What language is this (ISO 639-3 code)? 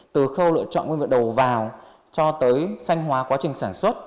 vie